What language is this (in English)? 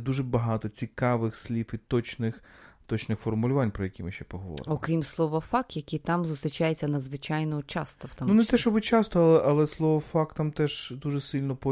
Ukrainian